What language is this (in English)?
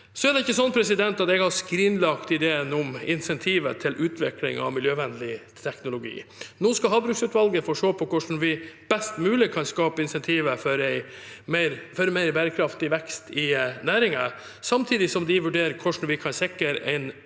Norwegian